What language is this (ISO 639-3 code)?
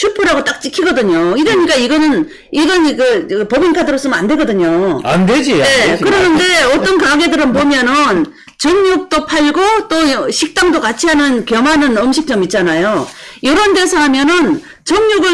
kor